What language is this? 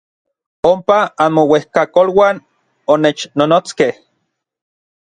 Orizaba Nahuatl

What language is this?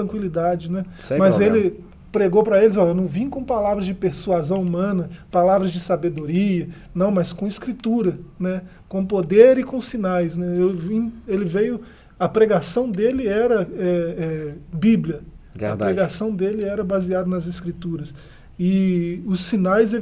Portuguese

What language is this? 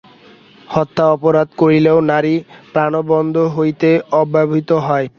Bangla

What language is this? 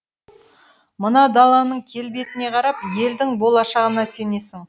Kazakh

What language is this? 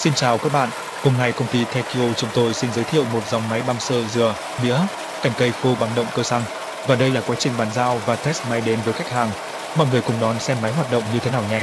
Vietnamese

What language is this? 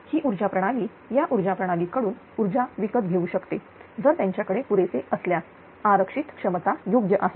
Marathi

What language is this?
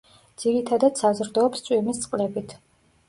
Georgian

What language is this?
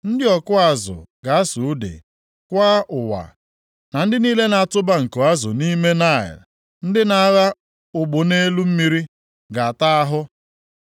Igbo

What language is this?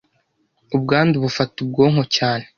Kinyarwanda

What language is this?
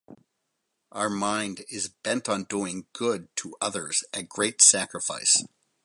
English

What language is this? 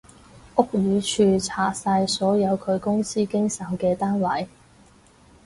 Cantonese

